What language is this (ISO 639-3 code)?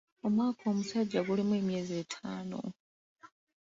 lug